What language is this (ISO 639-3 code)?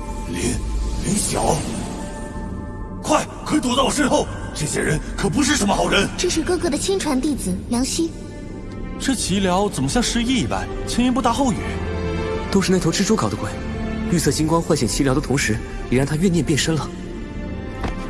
zho